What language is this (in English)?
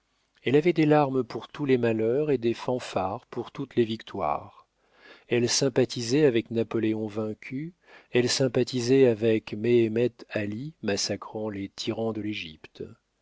French